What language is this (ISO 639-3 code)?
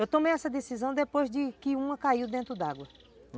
por